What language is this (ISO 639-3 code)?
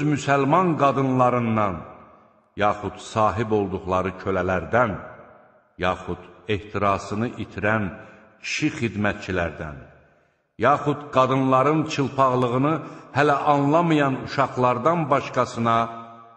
tur